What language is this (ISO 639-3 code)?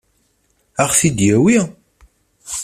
kab